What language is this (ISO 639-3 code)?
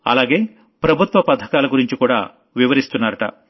tel